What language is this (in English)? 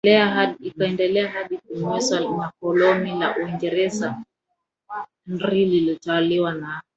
Swahili